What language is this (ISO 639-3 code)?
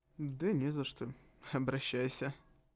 rus